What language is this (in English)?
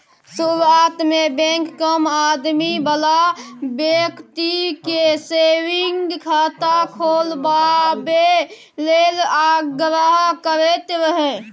Maithili